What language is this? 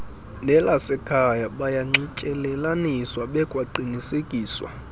Xhosa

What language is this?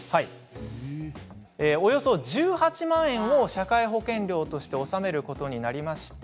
Japanese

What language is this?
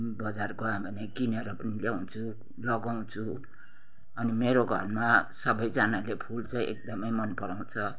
Nepali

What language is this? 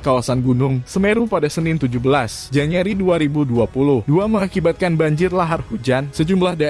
Indonesian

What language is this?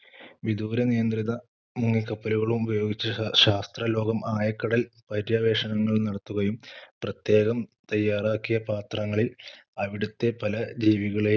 Malayalam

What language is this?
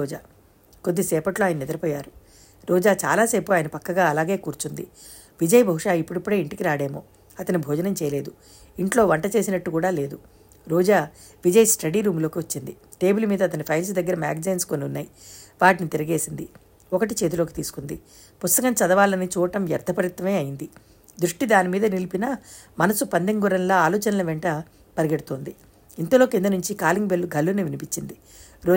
Telugu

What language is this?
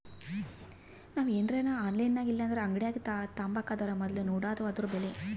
Kannada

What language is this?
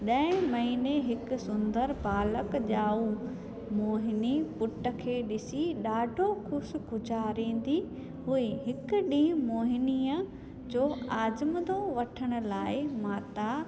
Sindhi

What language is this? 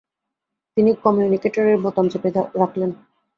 Bangla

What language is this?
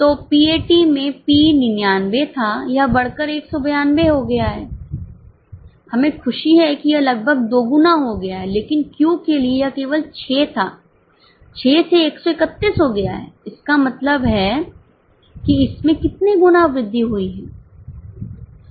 Hindi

